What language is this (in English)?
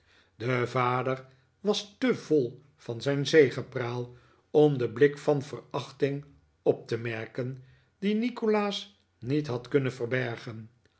Dutch